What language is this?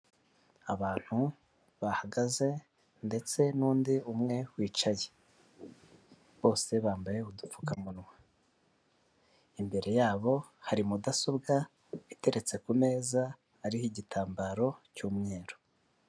Kinyarwanda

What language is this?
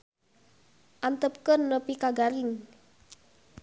Sundanese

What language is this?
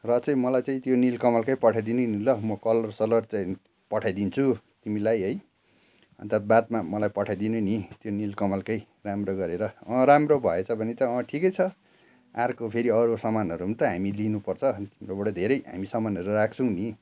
Nepali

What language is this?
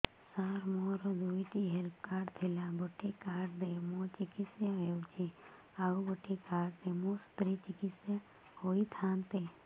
Odia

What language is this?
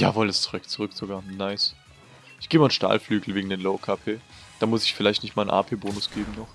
German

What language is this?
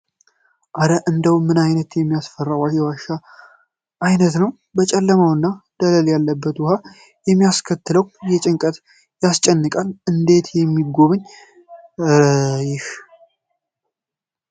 Amharic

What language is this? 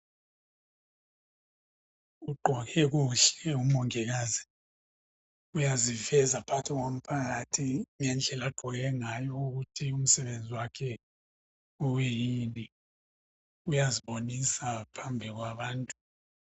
North Ndebele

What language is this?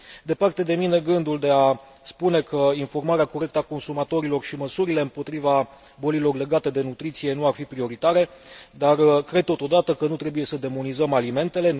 Romanian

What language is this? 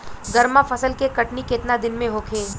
Bhojpuri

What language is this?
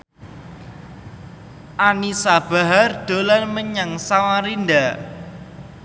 Javanese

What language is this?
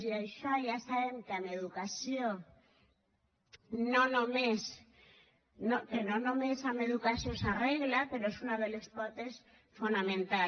Catalan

